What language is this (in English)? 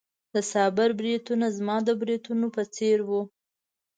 Pashto